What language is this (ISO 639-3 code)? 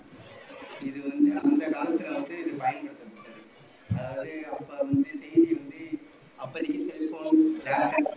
tam